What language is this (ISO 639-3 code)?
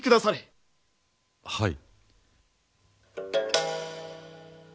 jpn